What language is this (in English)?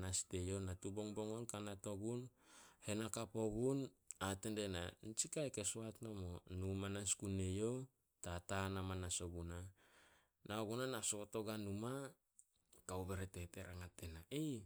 Solos